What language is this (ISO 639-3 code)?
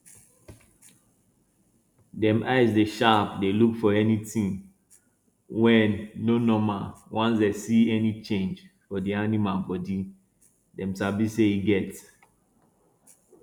pcm